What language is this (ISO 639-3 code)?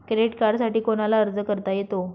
mar